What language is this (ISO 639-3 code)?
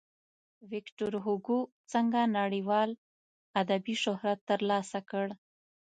pus